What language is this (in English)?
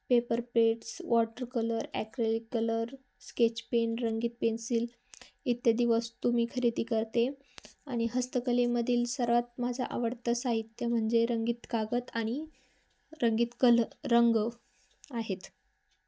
Marathi